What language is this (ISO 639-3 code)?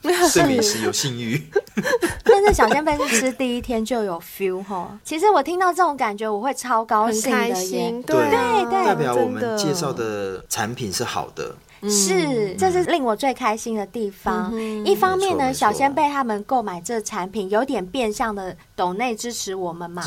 zho